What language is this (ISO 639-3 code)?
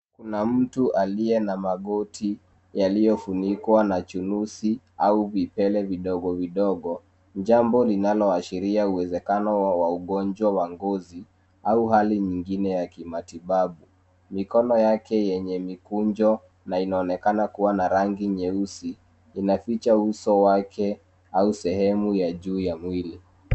swa